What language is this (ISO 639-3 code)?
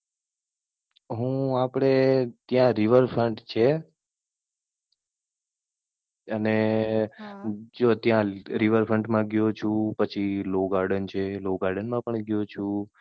guj